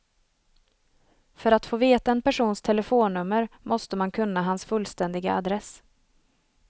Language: Swedish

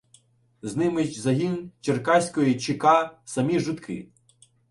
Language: Ukrainian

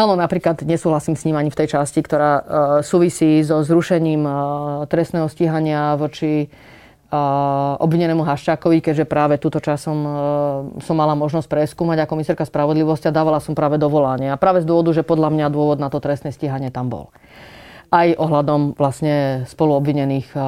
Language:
Slovak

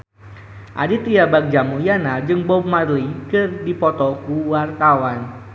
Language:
Sundanese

